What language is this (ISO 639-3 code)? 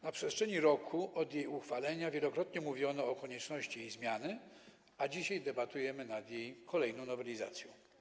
pol